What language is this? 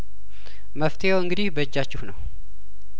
Amharic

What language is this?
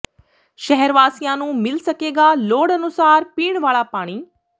Punjabi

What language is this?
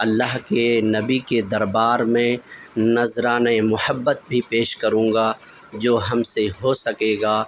Urdu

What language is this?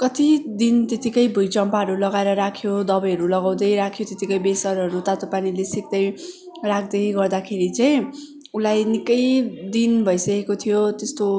Nepali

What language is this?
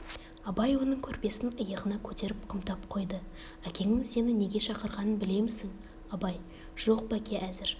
Kazakh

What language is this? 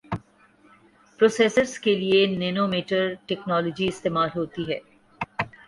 Urdu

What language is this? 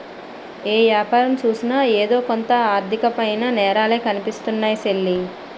Telugu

